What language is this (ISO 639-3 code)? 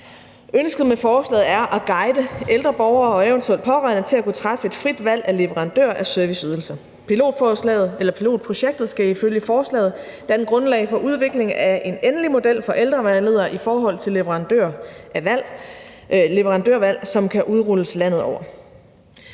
dan